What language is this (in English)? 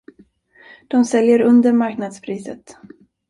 Swedish